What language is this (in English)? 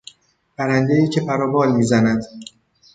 Persian